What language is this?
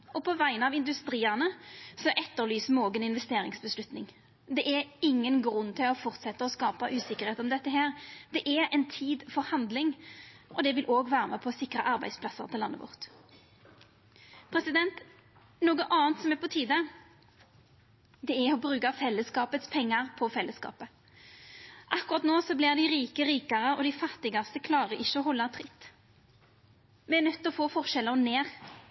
Norwegian Nynorsk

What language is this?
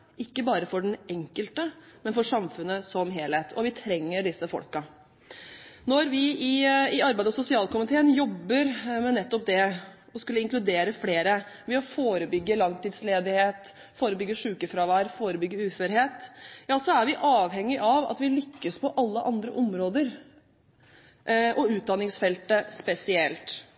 Norwegian Bokmål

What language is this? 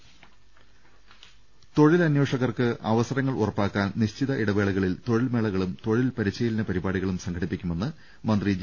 Malayalam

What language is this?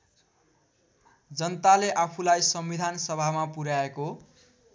Nepali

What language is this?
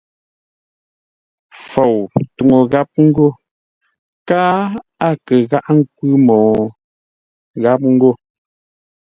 Ngombale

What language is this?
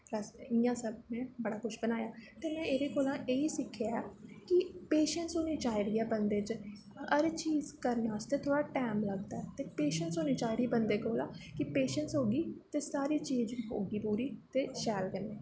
Dogri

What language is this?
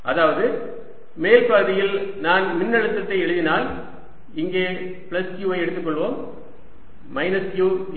Tamil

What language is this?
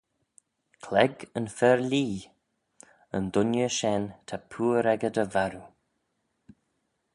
Manx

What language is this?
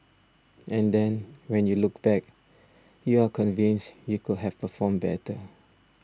English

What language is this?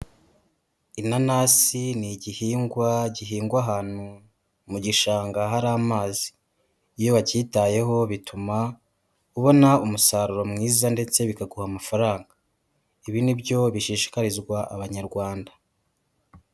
Kinyarwanda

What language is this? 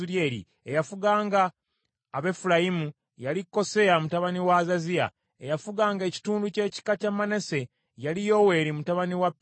Ganda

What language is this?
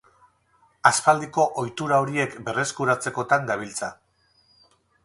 Basque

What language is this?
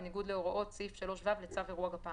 Hebrew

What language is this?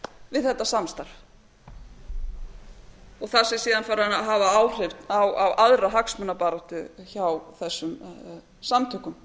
Icelandic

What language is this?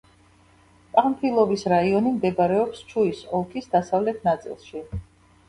Georgian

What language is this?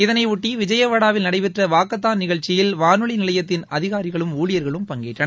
Tamil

